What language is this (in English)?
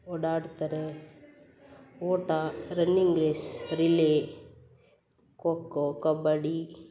Kannada